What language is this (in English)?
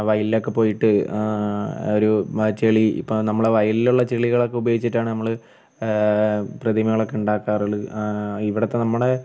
Malayalam